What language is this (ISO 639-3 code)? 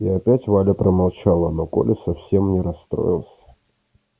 rus